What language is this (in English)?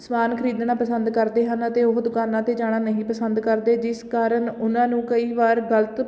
Punjabi